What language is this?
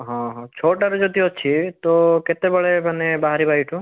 Odia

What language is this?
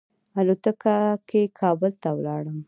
Pashto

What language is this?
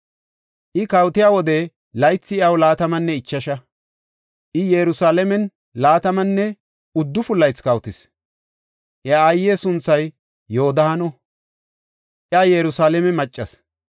Gofa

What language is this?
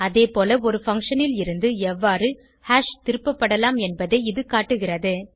Tamil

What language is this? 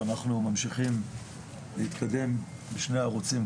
Hebrew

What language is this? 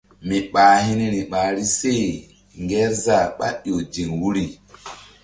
Mbum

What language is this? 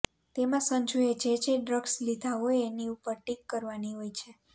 Gujarati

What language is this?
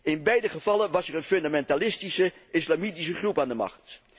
Dutch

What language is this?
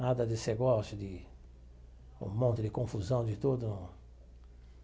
Portuguese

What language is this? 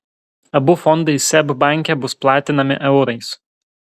Lithuanian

